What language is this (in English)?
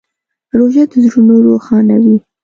Pashto